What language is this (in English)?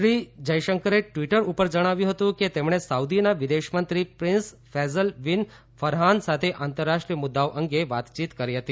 Gujarati